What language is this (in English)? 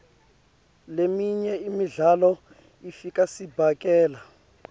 Swati